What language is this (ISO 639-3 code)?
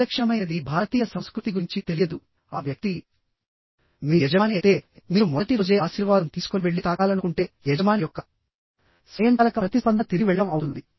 tel